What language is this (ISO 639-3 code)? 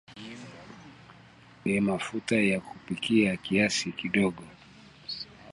swa